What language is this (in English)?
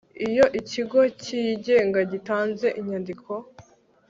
Kinyarwanda